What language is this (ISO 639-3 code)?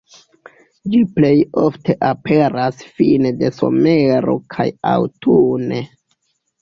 epo